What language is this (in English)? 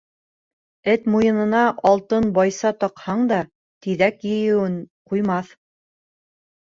Bashkir